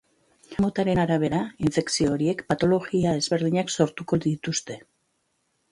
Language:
Basque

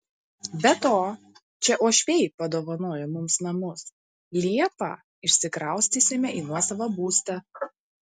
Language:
Lithuanian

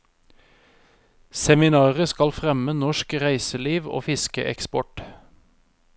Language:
Norwegian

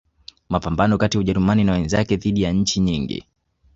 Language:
Swahili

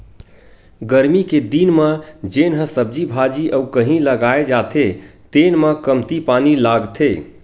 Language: Chhattisgarhi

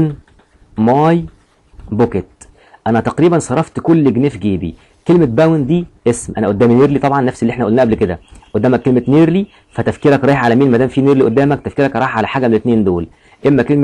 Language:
Arabic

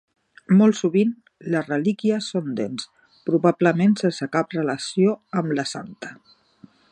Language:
Catalan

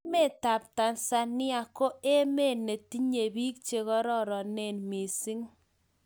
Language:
Kalenjin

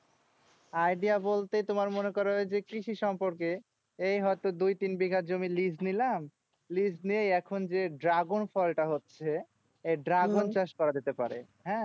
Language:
Bangla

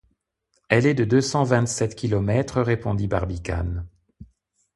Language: French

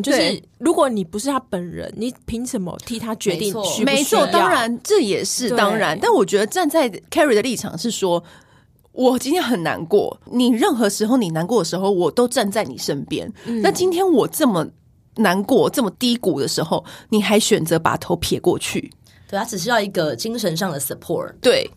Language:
Chinese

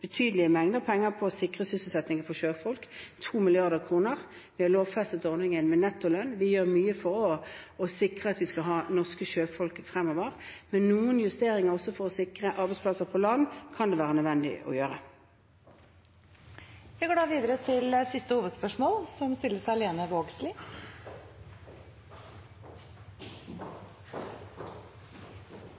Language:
Norwegian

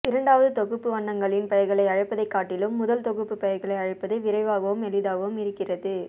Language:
Tamil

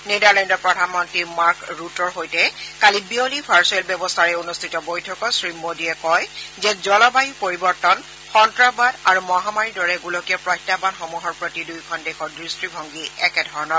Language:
Assamese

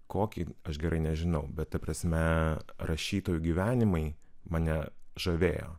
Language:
Lithuanian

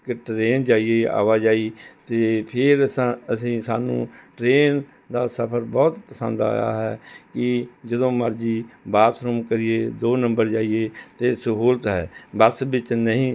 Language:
Punjabi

